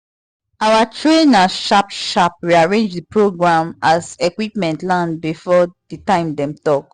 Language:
Nigerian Pidgin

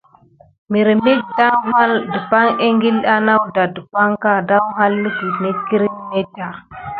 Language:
Gidar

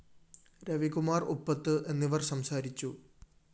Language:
Malayalam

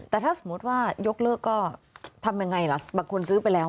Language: Thai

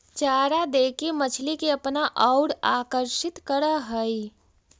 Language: Magahi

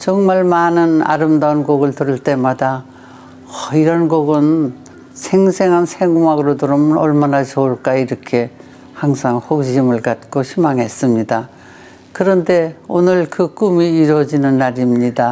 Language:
Korean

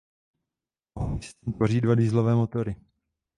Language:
Czech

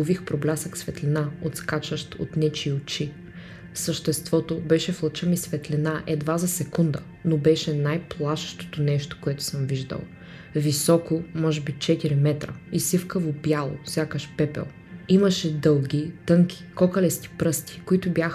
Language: Bulgarian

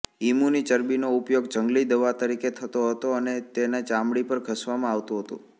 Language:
Gujarati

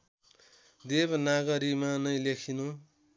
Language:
Nepali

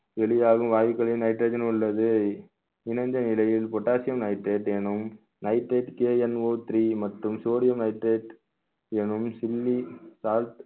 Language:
Tamil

